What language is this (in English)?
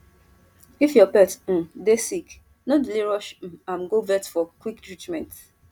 Nigerian Pidgin